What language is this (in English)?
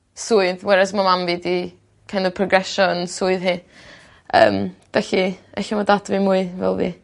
Welsh